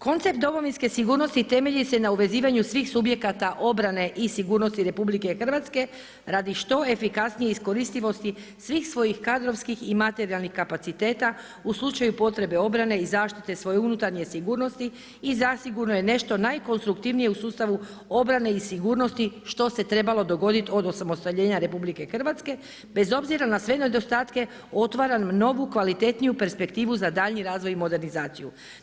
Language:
Croatian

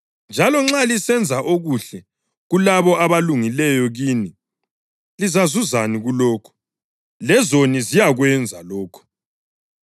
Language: North Ndebele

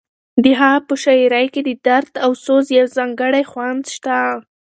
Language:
Pashto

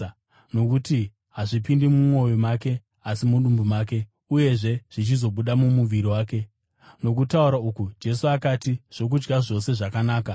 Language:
Shona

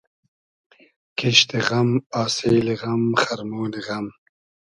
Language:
Hazaragi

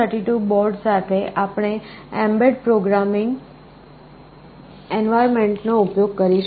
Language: Gujarati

